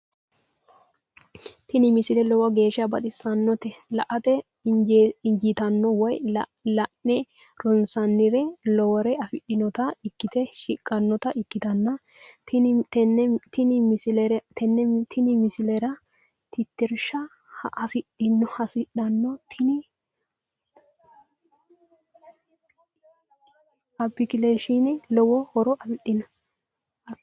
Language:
Sidamo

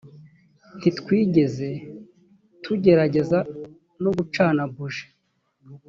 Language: Kinyarwanda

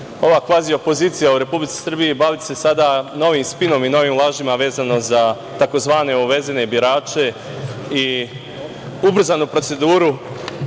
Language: Serbian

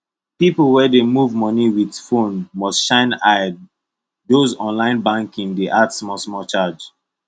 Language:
Nigerian Pidgin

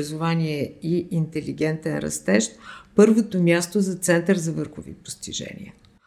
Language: Bulgarian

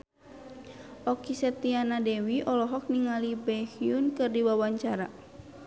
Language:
Sundanese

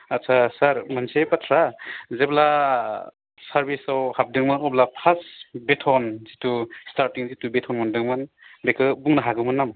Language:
Bodo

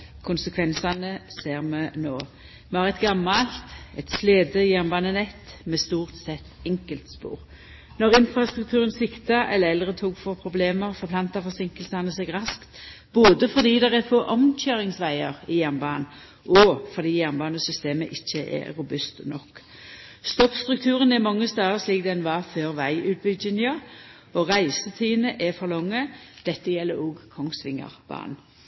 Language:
Norwegian Nynorsk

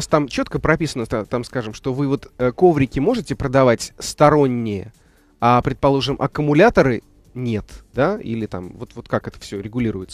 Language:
Russian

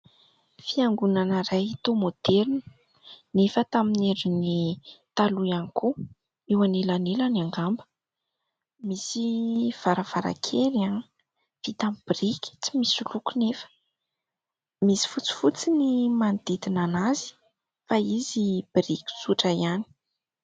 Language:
Malagasy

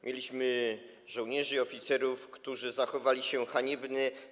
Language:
Polish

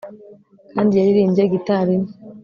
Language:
Kinyarwanda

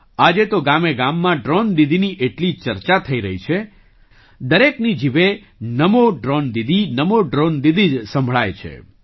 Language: Gujarati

